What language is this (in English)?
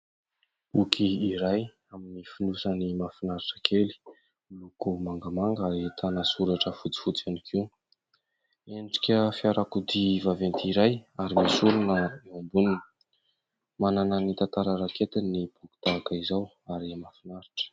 Malagasy